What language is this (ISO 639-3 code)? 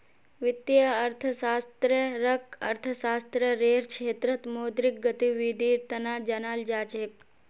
mag